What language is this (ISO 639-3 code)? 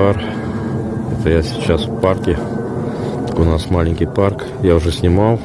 rus